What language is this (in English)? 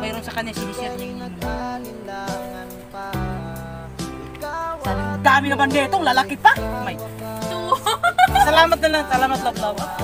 Indonesian